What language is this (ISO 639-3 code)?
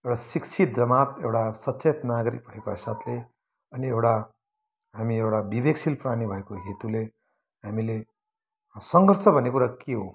nep